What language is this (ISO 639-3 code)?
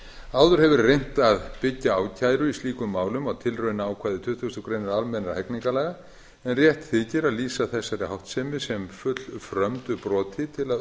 isl